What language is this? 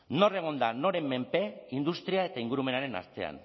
Basque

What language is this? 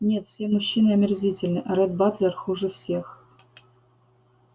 Russian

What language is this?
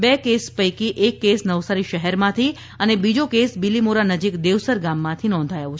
Gujarati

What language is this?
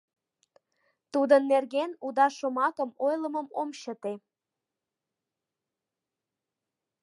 Mari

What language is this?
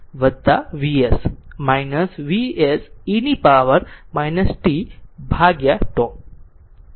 Gujarati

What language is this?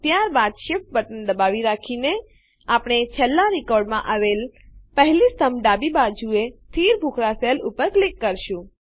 Gujarati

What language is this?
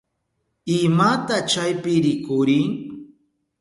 Southern Pastaza Quechua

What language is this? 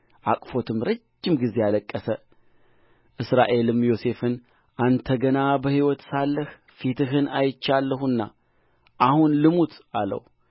Amharic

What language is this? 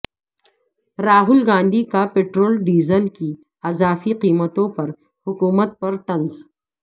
Urdu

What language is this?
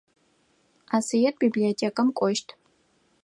Adyghe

